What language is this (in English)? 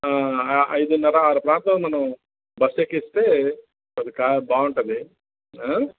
Telugu